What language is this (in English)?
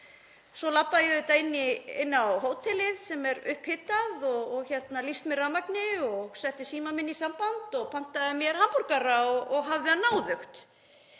Icelandic